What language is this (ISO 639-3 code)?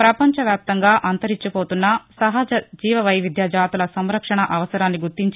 tel